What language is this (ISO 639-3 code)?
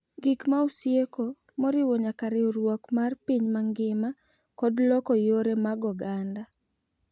luo